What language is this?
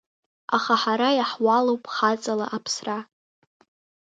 Abkhazian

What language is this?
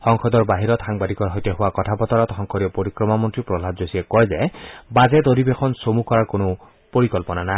Assamese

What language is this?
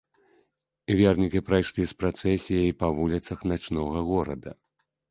Belarusian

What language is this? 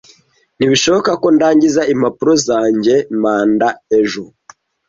Kinyarwanda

